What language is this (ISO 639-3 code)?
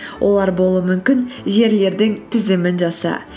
kaz